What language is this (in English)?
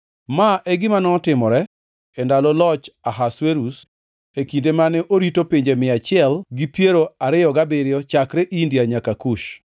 Luo (Kenya and Tanzania)